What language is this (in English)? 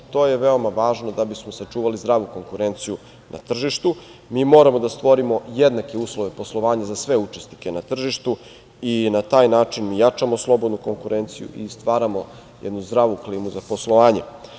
Serbian